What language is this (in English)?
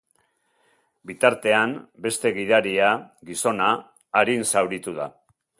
Basque